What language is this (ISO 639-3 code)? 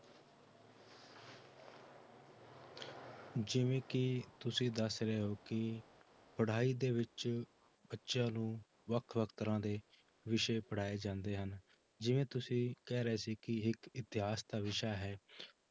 pan